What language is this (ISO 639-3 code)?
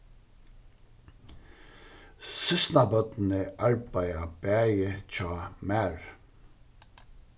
fao